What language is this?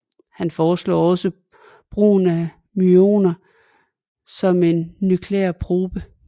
Danish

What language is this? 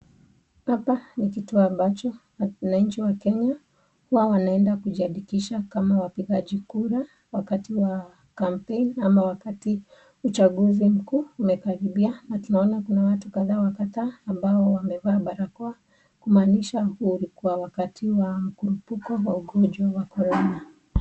Swahili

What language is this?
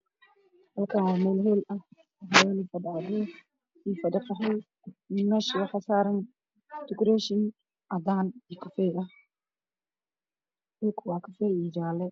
Somali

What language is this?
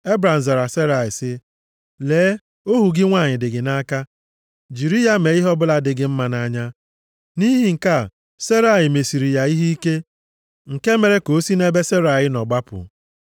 Igbo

